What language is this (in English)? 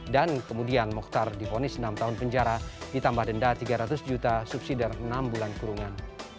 Indonesian